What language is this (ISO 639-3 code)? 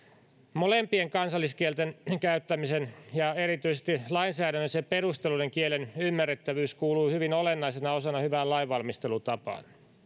fin